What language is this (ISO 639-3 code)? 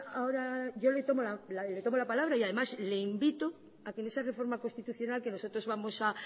spa